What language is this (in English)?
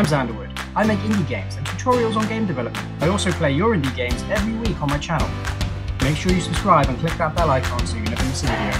English